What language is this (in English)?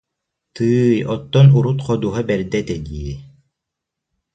Yakut